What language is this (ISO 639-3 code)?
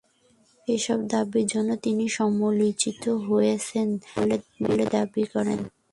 ben